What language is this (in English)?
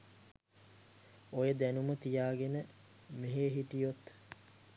Sinhala